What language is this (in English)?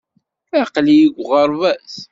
Kabyle